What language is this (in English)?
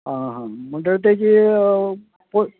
Konkani